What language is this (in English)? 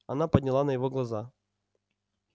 Russian